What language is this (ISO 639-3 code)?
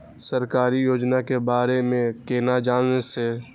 mai